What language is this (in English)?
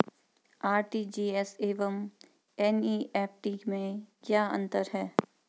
Hindi